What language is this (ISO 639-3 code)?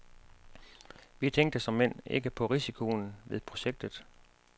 dan